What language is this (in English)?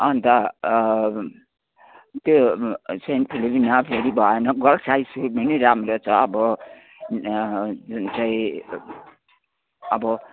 Nepali